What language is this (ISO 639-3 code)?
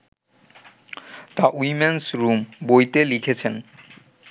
ben